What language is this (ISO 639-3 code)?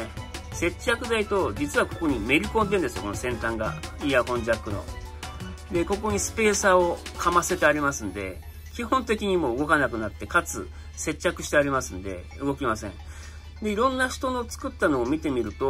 jpn